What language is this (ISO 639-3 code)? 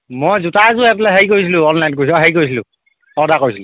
asm